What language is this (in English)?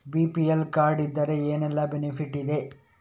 Kannada